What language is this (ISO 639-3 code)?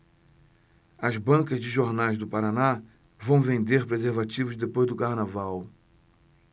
por